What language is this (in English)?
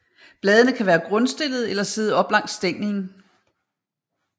Danish